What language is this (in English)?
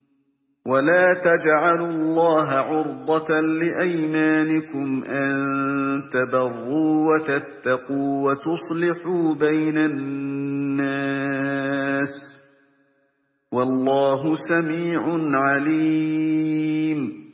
Arabic